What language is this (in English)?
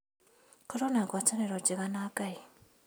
Kikuyu